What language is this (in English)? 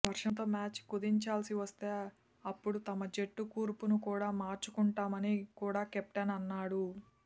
Telugu